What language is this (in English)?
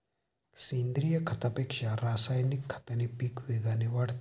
Marathi